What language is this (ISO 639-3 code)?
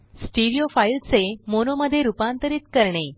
mar